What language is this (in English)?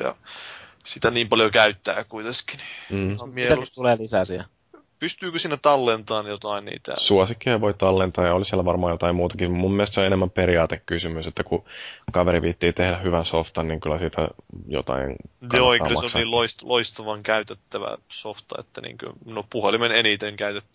Finnish